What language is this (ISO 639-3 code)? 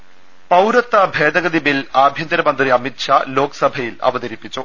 mal